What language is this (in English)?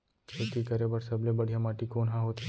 Chhattisgarhi